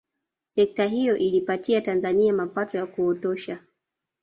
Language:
Swahili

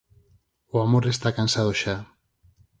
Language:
Galician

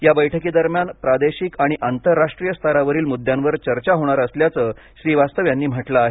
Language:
Marathi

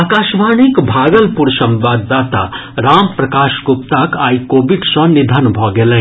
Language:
Maithili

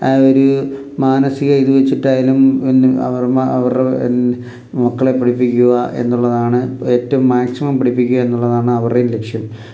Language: Malayalam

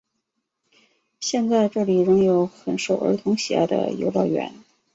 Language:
Chinese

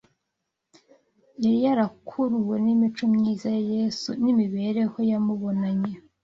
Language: Kinyarwanda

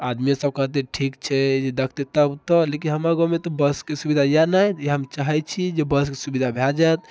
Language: Maithili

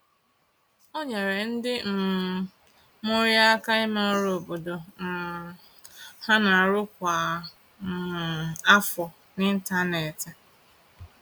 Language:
Igbo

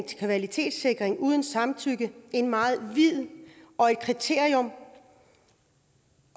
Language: Danish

